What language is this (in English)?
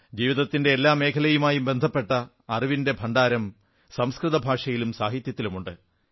Malayalam